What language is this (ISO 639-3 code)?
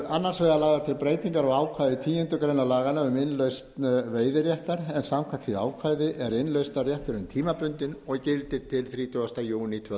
isl